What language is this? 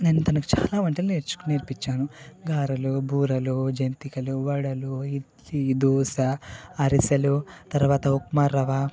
Telugu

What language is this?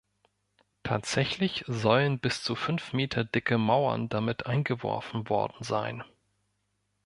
German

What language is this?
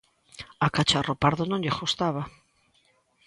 Galician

